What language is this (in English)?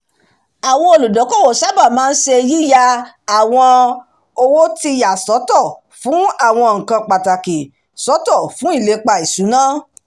Yoruba